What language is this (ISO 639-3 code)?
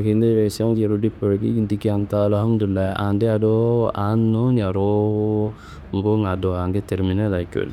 kbl